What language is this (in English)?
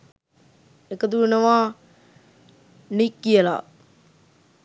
Sinhala